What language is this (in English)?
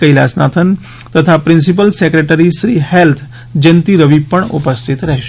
Gujarati